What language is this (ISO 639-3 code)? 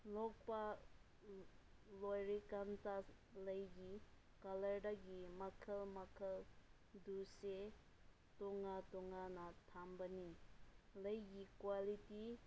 mni